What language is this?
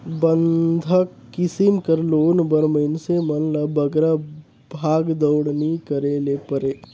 Chhattisgarhi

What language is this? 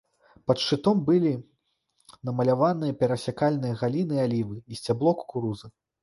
Belarusian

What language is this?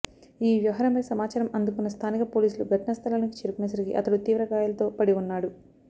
Telugu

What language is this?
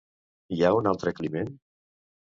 Catalan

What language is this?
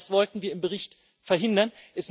German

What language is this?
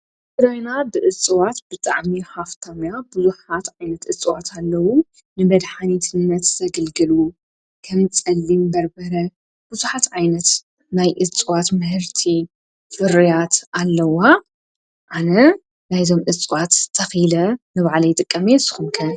Tigrinya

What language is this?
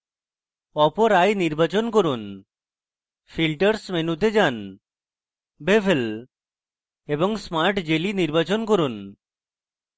Bangla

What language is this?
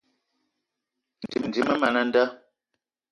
Eton (Cameroon)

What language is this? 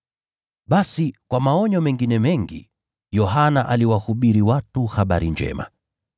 Swahili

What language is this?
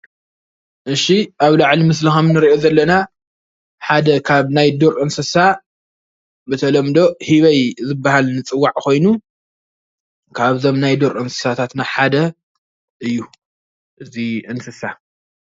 Tigrinya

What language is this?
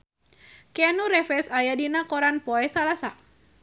Sundanese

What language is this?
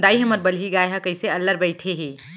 Chhattisgarhi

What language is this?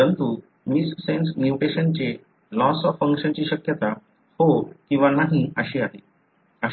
Marathi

